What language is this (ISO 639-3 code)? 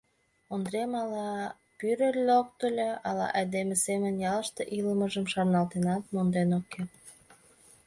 chm